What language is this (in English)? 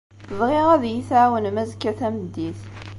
Kabyle